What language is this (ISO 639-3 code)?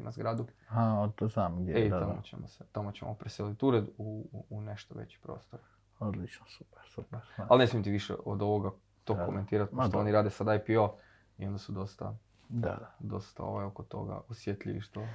hrv